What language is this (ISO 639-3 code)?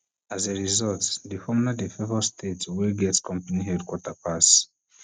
pcm